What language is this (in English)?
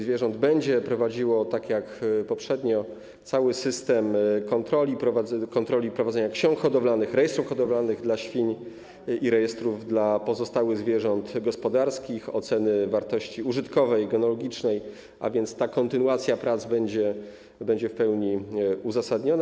Polish